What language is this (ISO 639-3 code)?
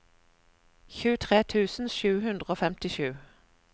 nor